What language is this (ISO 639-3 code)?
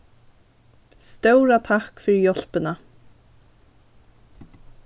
fao